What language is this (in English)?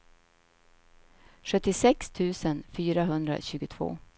Swedish